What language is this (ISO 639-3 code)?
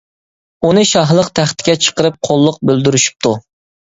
uig